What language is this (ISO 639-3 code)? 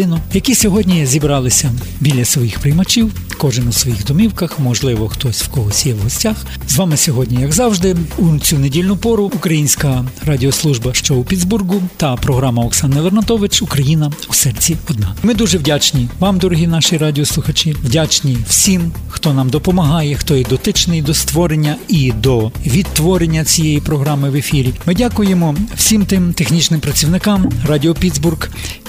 ukr